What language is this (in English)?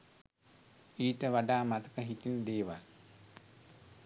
Sinhala